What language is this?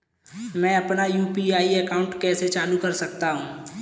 Hindi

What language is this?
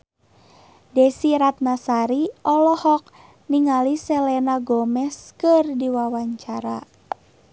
Sundanese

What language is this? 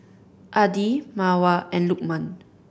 English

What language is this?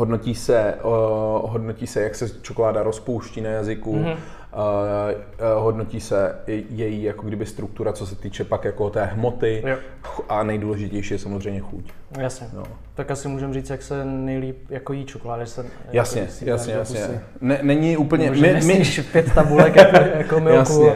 Czech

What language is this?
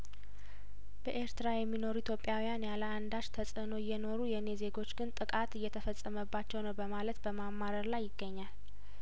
Amharic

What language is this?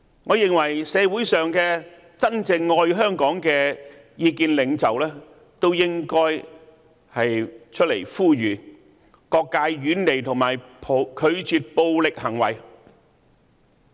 Cantonese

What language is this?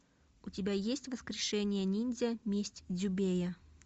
Russian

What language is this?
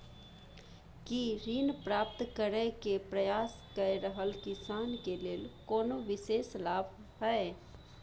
Maithili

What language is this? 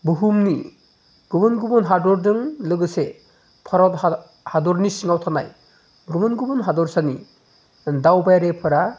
Bodo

